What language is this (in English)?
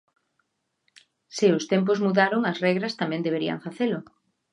Galician